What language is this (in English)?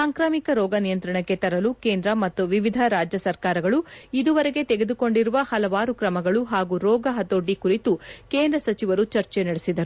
Kannada